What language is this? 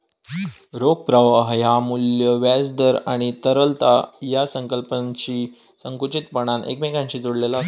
Marathi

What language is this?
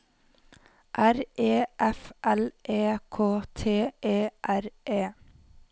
Norwegian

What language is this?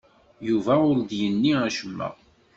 Kabyle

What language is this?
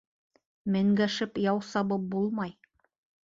Bashkir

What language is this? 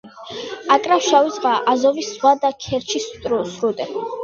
Georgian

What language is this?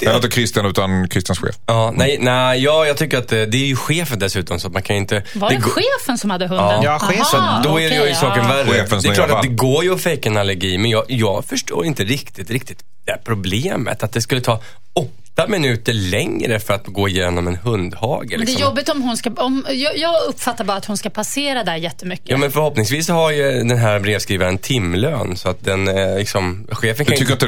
Swedish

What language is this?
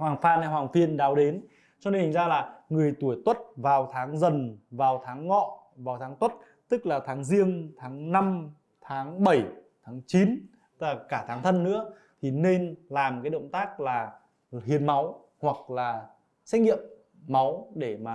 Vietnamese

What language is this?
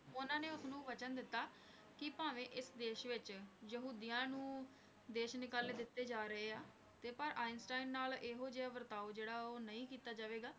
Punjabi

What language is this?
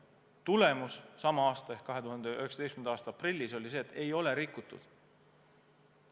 Estonian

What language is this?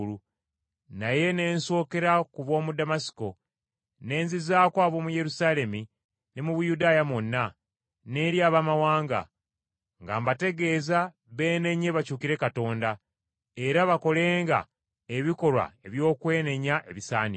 Ganda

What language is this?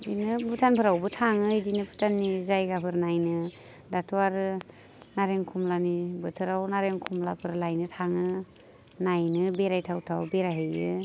Bodo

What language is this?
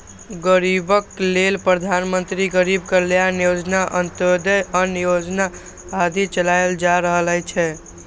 Maithili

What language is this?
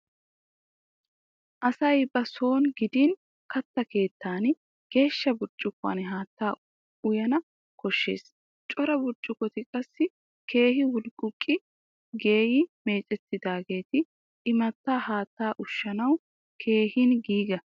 Wolaytta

